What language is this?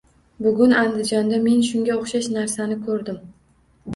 Uzbek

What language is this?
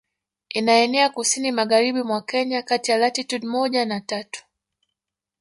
Swahili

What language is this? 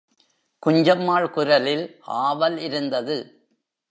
Tamil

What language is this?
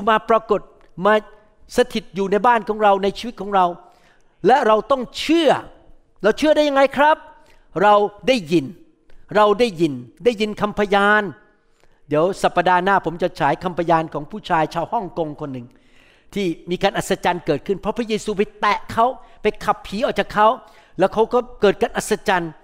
Thai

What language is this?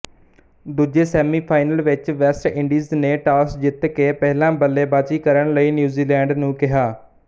Punjabi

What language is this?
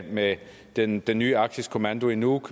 Danish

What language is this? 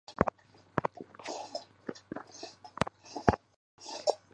Chinese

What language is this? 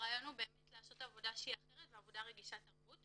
Hebrew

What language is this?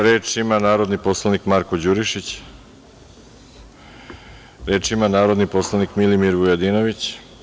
Serbian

